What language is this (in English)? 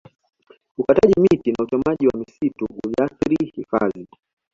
Swahili